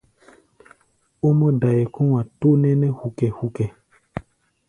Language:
Gbaya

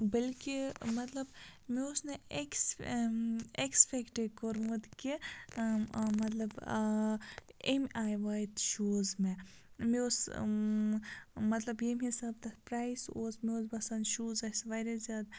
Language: Kashmiri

